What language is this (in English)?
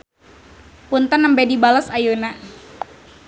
Sundanese